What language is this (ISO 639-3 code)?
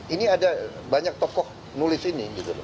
ind